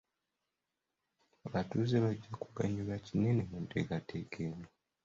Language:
Ganda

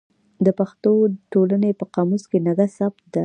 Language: Pashto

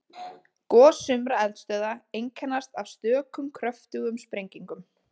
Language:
Icelandic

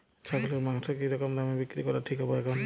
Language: Bangla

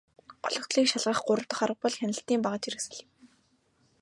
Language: Mongolian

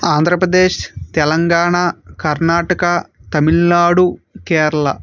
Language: Telugu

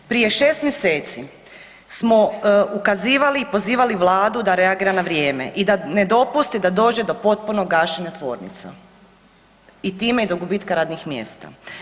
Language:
Croatian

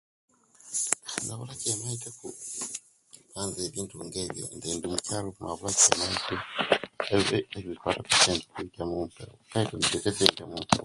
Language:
Kenyi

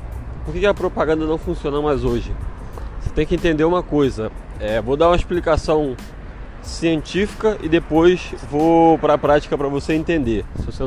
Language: Portuguese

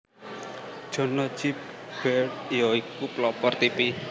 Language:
Javanese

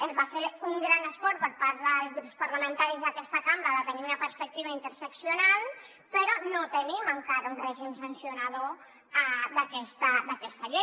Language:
Catalan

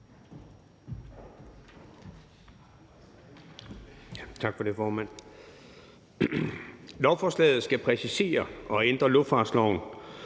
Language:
Danish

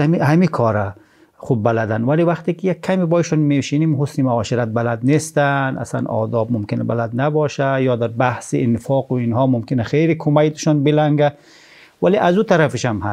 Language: Persian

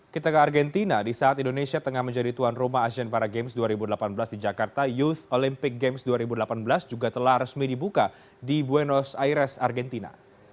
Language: Indonesian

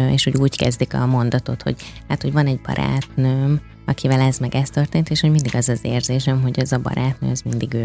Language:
Hungarian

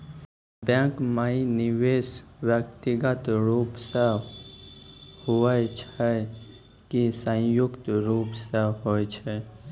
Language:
Maithili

